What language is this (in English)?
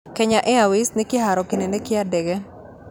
Kikuyu